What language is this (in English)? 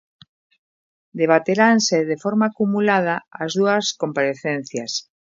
Galician